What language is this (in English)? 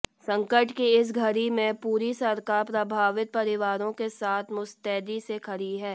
Hindi